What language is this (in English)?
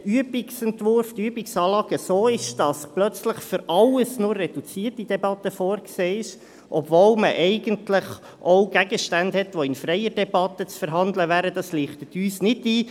Swiss German